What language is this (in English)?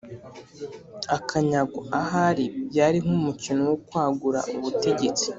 Kinyarwanda